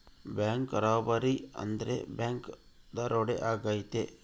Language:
Kannada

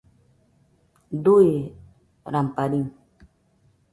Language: Nüpode Huitoto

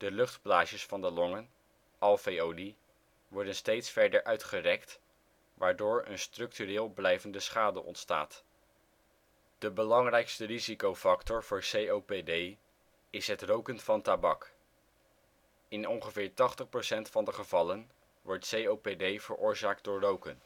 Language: Dutch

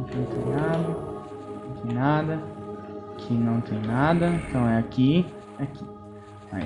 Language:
Portuguese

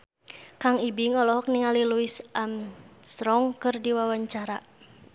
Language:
Sundanese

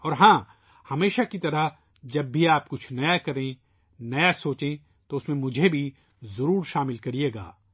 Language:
Urdu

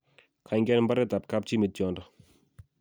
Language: Kalenjin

